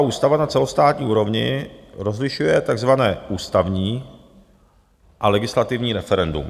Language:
Czech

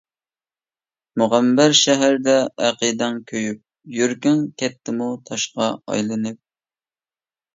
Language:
Uyghur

